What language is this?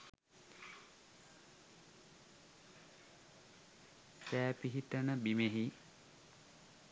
Sinhala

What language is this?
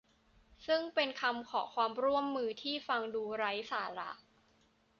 Thai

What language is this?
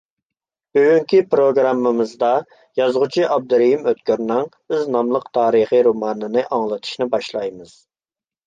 Uyghur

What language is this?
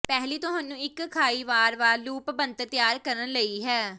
Punjabi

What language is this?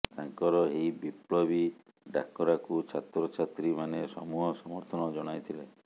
Odia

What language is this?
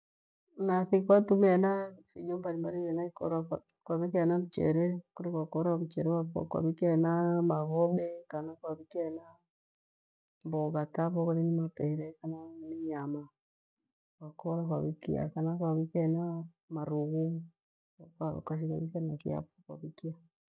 Gweno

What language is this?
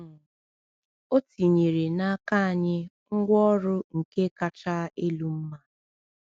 Igbo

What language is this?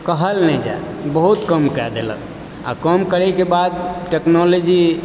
Maithili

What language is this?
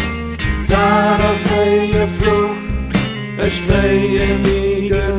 Dutch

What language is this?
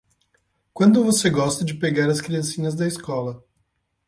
Portuguese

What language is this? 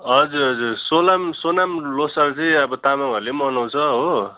Nepali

